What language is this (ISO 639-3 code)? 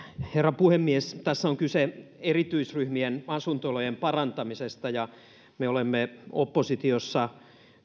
fin